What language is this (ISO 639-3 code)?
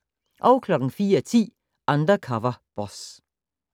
dan